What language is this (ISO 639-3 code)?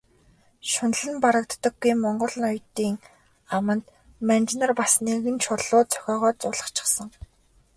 mon